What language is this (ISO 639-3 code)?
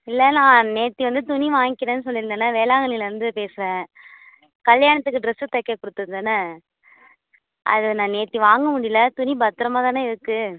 tam